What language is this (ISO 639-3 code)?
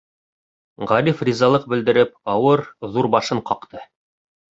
bak